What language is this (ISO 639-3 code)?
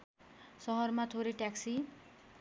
nep